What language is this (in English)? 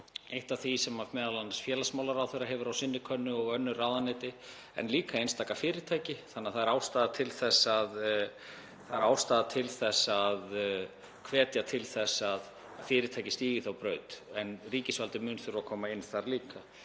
Icelandic